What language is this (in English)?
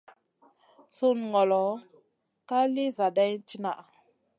Masana